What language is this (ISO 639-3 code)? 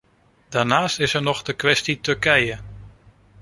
nld